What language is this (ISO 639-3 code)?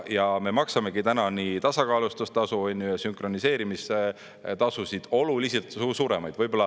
est